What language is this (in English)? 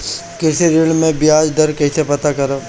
Bhojpuri